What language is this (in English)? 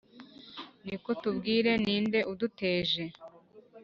Kinyarwanda